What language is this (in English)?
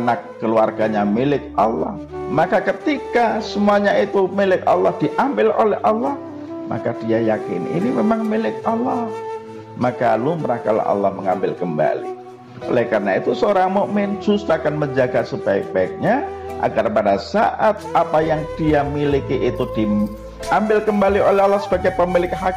Indonesian